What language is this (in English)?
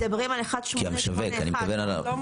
Hebrew